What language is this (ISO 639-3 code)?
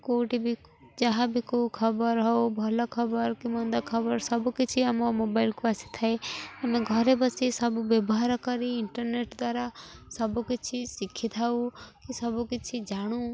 ori